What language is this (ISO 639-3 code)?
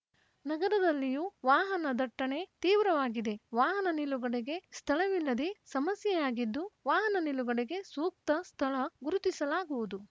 kan